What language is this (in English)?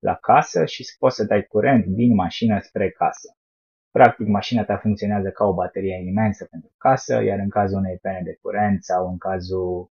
Romanian